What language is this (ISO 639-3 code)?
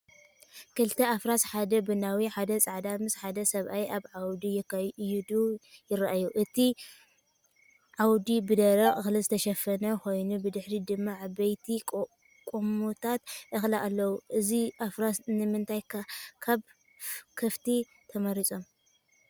tir